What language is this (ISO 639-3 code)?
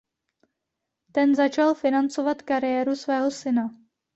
ces